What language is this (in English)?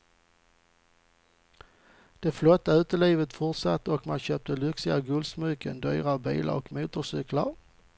Swedish